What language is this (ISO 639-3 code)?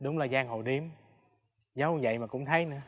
vie